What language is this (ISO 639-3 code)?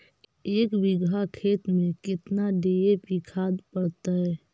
mag